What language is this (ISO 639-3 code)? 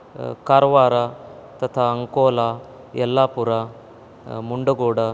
san